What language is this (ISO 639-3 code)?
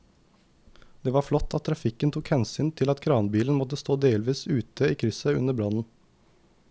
nor